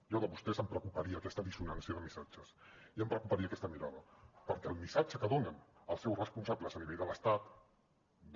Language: Catalan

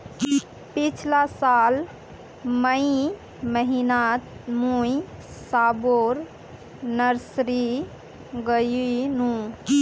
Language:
Magahi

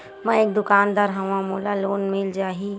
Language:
Chhattisgarhi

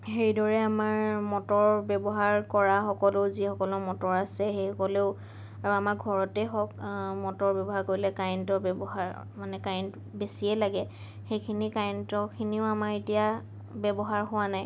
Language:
Assamese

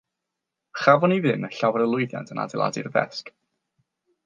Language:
Welsh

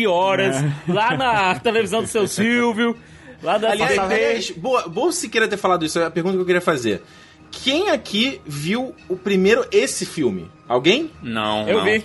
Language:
Portuguese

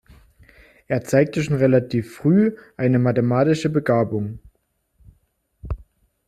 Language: German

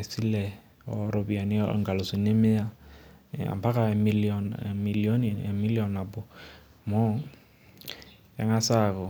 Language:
Masai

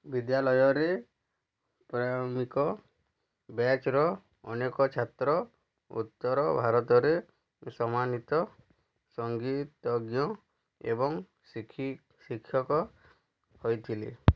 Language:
Odia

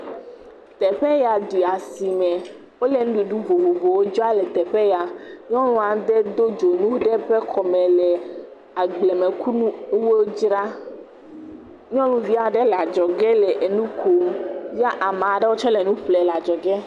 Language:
Ewe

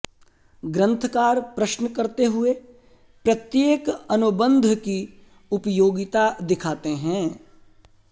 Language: Sanskrit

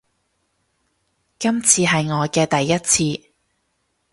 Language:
Cantonese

